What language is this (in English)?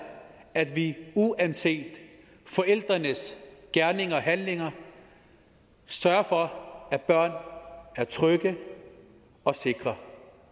Danish